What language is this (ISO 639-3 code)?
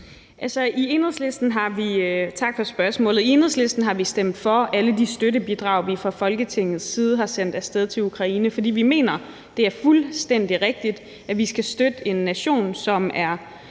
dan